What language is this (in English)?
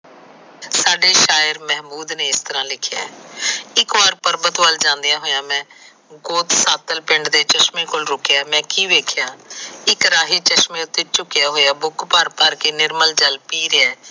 Punjabi